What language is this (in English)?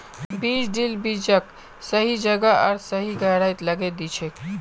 Magahi